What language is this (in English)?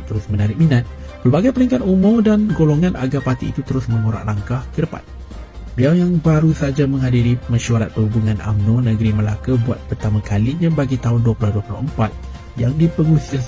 Malay